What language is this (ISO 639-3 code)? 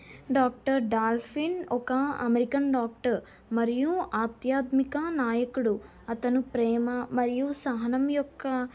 tel